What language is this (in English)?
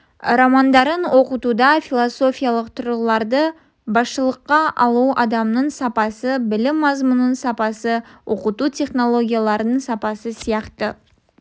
Kazakh